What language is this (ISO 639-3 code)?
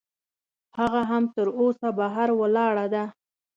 pus